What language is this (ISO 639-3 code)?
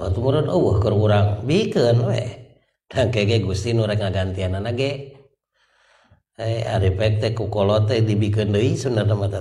ind